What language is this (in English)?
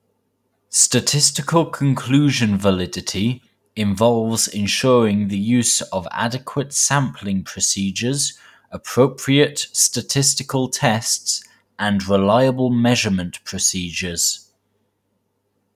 English